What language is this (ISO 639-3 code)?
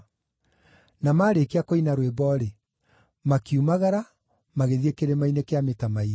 kik